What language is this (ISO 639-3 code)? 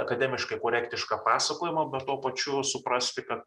lit